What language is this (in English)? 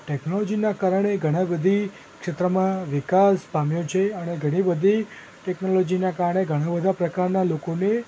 Gujarati